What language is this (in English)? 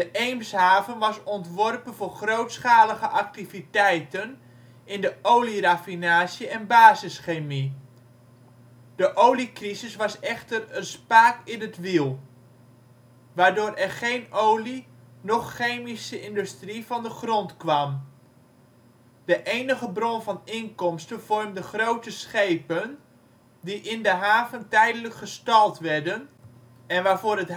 Dutch